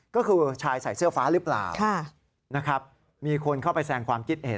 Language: Thai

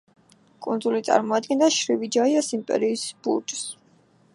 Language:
Georgian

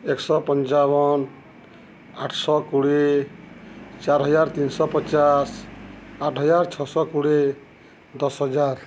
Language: Odia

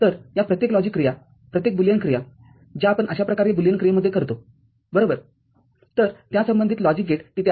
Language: Marathi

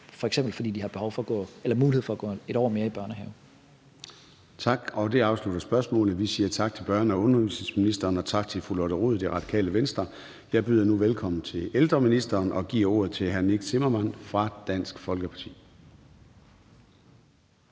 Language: Danish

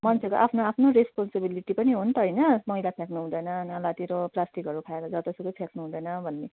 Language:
Nepali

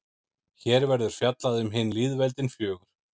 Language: Icelandic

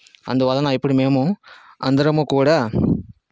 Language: Telugu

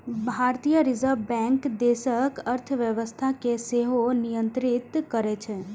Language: Maithili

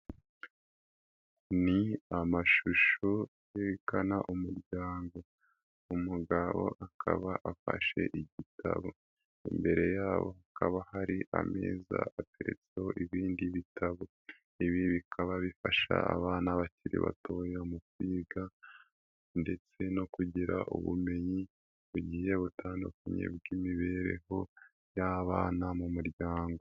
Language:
Kinyarwanda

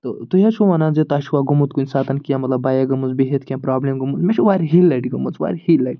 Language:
Kashmiri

